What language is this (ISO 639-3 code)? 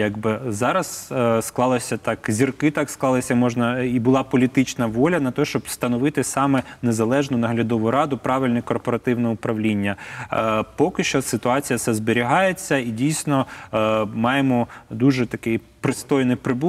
ukr